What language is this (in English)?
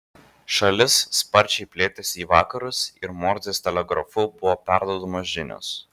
Lithuanian